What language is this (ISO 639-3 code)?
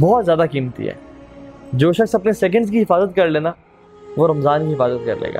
urd